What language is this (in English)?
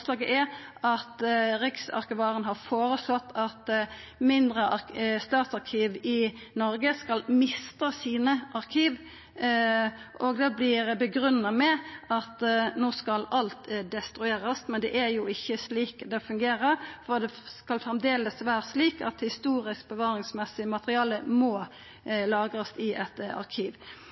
Norwegian Nynorsk